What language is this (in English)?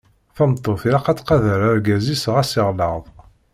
Kabyle